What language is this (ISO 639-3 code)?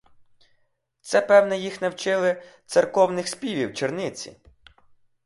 ukr